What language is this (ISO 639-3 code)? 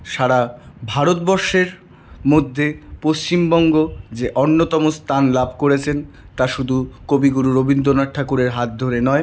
ben